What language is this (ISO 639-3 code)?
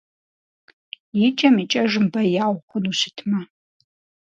kbd